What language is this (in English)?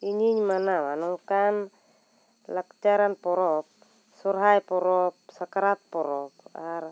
Santali